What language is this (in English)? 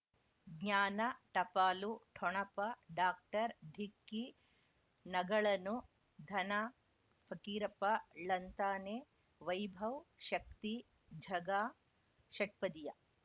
Kannada